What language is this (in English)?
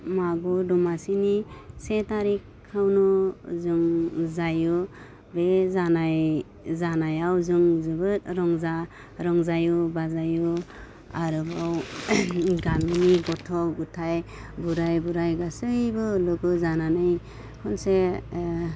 Bodo